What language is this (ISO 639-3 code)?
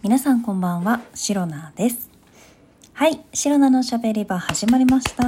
jpn